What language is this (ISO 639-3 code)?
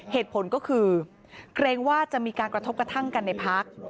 tha